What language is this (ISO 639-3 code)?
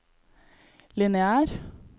nor